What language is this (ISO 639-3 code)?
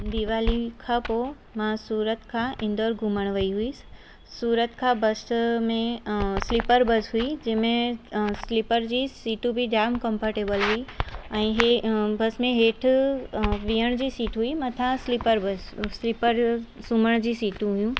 snd